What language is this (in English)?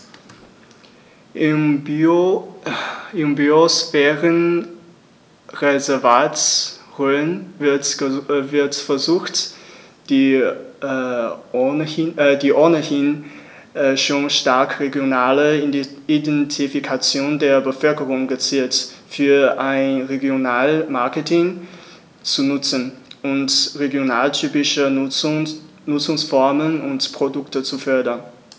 German